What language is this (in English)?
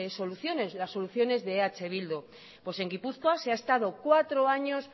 Spanish